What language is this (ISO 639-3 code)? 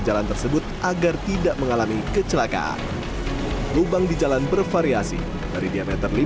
ind